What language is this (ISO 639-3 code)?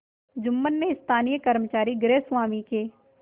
hin